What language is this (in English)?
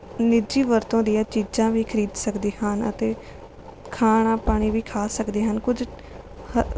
Punjabi